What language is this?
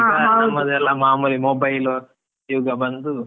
Kannada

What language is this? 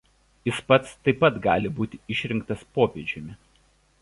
Lithuanian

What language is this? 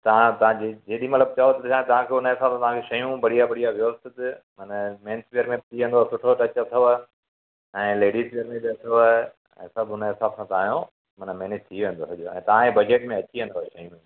Sindhi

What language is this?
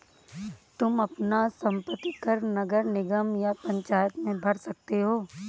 Hindi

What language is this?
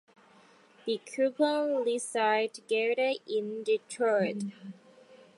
English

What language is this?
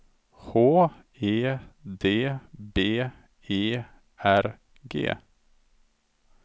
Swedish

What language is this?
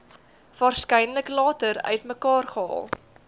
Afrikaans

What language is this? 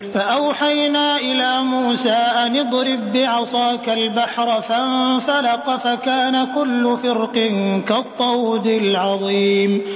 Arabic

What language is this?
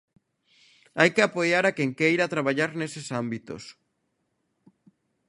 Galician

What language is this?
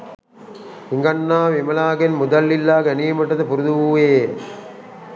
Sinhala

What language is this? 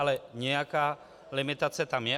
Czech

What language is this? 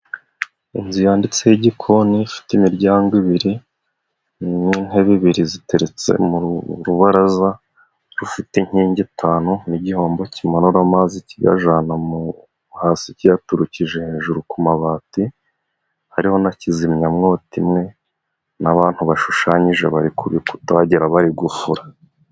Kinyarwanda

